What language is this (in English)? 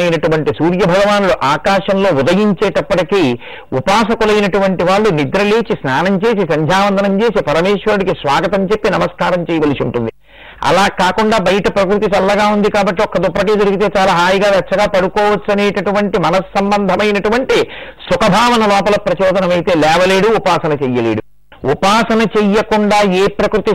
Telugu